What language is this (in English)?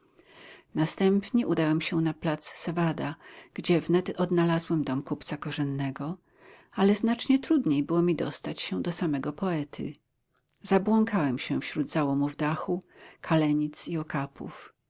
Polish